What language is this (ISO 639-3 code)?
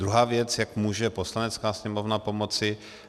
ces